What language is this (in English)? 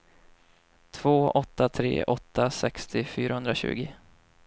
Swedish